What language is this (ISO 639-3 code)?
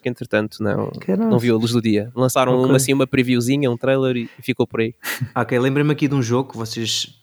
por